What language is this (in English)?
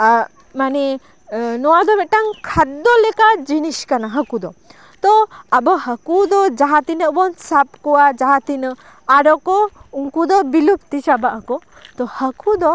Santali